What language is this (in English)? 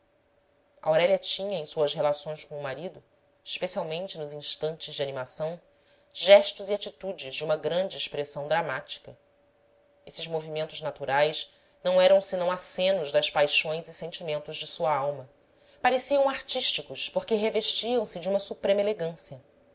Portuguese